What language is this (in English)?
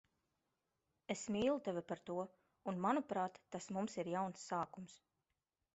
Latvian